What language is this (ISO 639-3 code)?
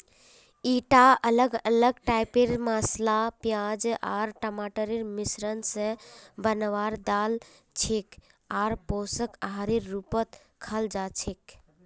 mag